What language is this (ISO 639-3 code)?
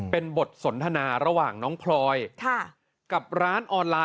tha